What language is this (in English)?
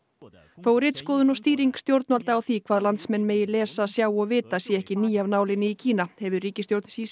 Icelandic